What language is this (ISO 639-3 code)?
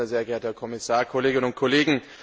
deu